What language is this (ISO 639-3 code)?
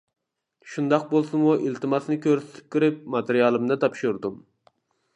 uig